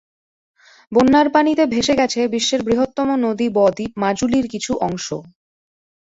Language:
Bangla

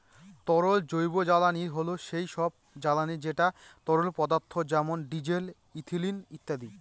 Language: Bangla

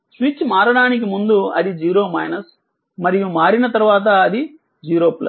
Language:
Telugu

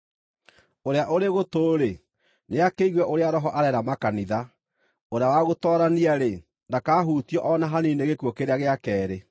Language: Kikuyu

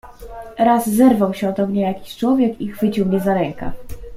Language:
Polish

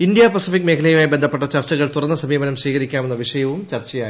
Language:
Malayalam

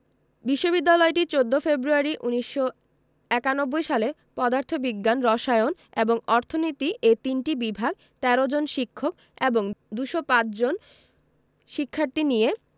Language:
Bangla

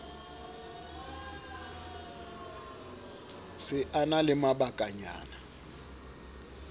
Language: Southern Sotho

